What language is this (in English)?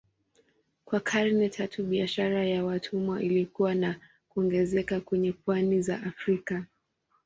Swahili